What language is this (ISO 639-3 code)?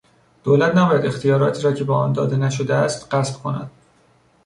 fas